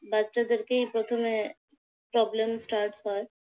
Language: Bangla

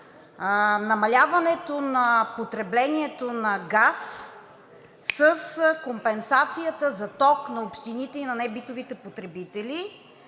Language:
Bulgarian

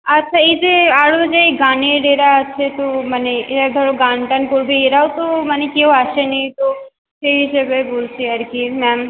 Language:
Bangla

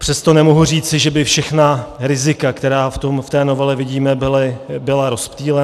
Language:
Czech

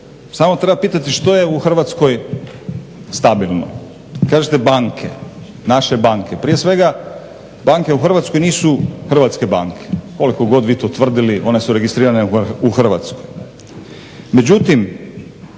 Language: Croatian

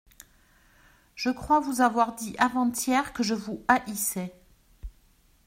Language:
French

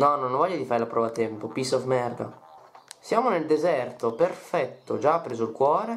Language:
Italian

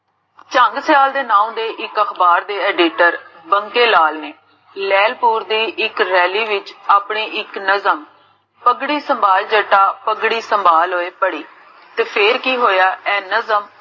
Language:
Punjabi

